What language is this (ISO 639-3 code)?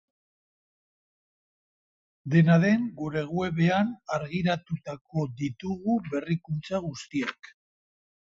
eus